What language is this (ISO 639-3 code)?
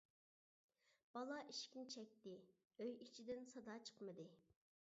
uig